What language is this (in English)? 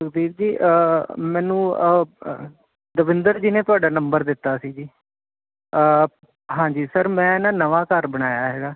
Punjabi